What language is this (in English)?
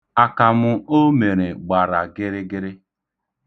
Igbo